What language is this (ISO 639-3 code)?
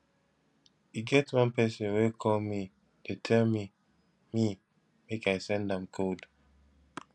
pcm